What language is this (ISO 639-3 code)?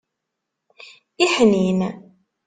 kab